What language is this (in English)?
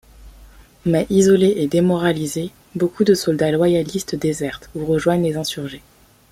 French